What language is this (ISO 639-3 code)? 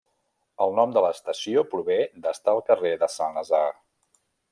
cat